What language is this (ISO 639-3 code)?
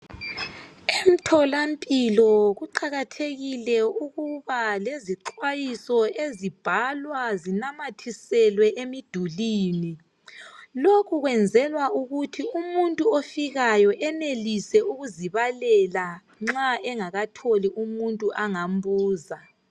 nde